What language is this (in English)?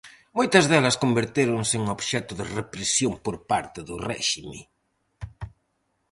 Galician